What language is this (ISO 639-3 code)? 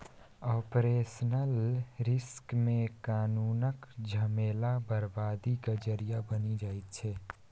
mai